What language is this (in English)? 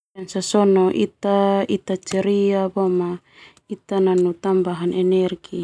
Termanu